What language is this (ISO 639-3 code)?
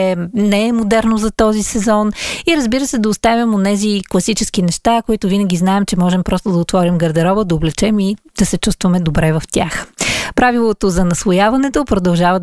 bul